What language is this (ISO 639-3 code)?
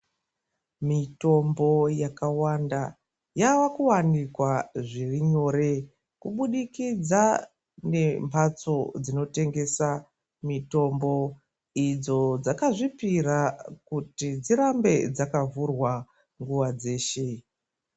ndc